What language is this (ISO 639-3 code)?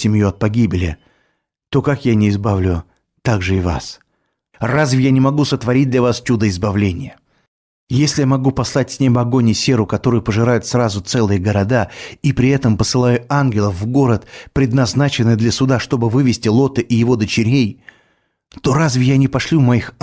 rus